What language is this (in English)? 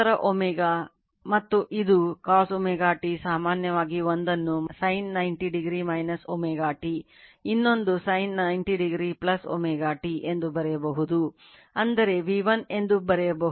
Kannada